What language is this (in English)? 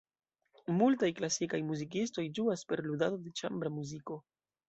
Esperanto